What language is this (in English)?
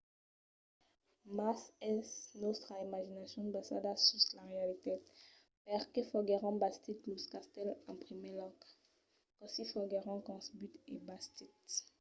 Occitan